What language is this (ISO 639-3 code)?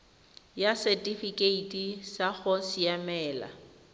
tsn